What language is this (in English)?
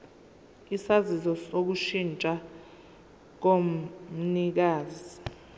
Zulu